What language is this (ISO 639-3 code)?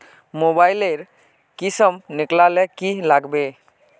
mag